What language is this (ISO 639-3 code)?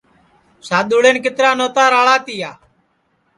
ssi